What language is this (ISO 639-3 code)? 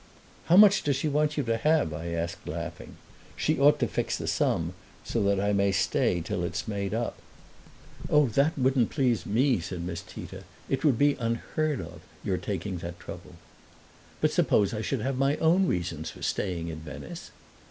eng